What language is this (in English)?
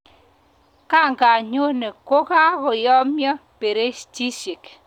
Kalenjin